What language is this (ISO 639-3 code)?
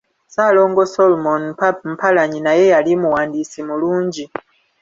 lug